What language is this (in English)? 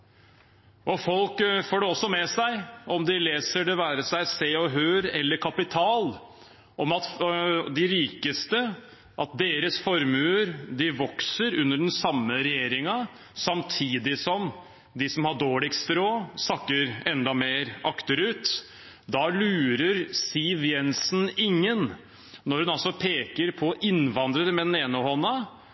Norwegian Bokmål